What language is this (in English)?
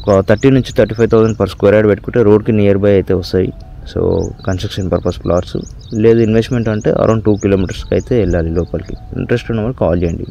Telugu